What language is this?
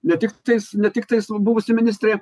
Lithuanian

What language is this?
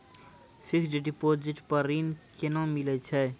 Maithili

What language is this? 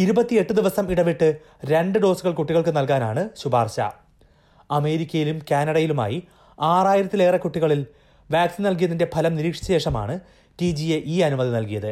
Malayalam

